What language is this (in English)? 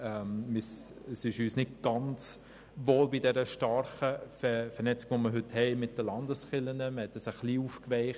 Swiss German